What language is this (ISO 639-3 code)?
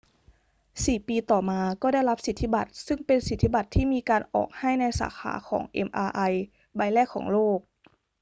tha